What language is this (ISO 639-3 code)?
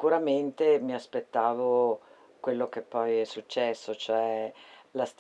ita